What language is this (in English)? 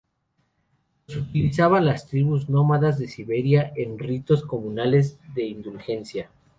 Spanish